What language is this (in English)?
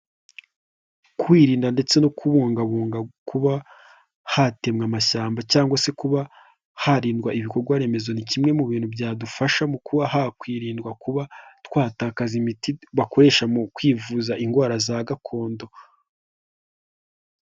Kinyarwanda